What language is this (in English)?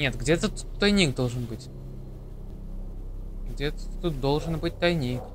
Russian